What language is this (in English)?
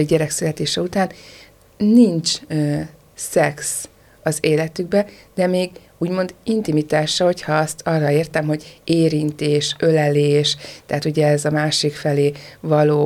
Hungarian